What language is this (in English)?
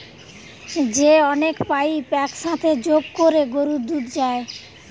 Bangla